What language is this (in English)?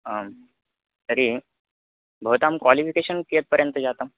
Sanskrit